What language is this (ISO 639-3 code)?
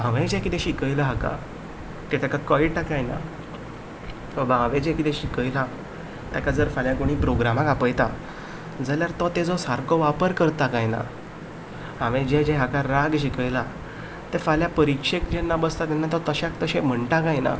kok